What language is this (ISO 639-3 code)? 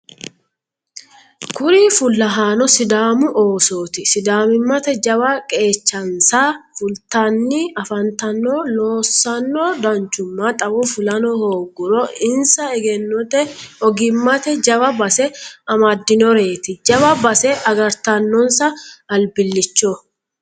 sid